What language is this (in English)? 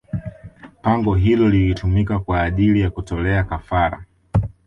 Swahili